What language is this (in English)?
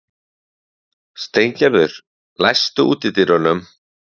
Icelandic